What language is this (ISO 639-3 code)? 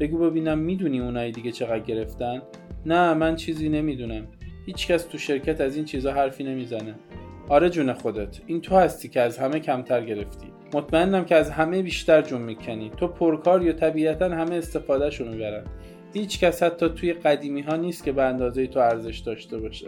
fas